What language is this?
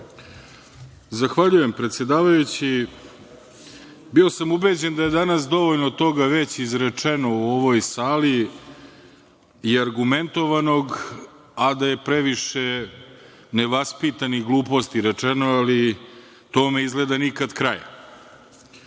Serbian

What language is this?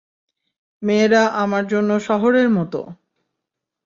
Bangla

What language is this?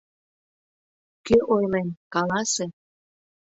Mari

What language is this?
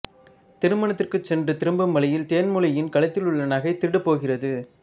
Tamil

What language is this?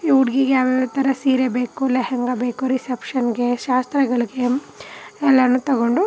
Kannada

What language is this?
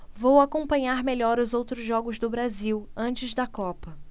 Portuguese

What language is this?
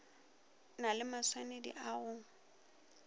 Northern Sotho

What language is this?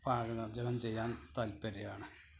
Malayalam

